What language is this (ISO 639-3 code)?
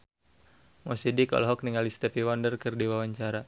sun